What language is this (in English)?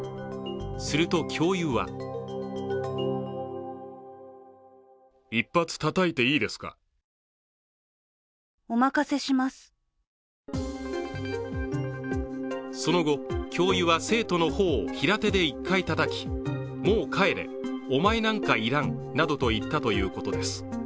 Japanese